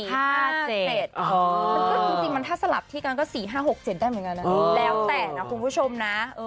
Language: Thai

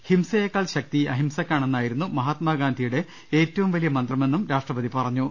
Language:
Malayalam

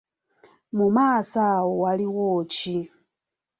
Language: Ganda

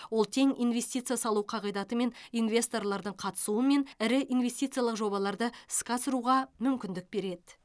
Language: Kazakh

